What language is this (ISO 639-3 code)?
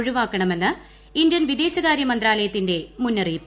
mal